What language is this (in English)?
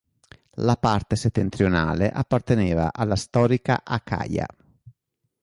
Italian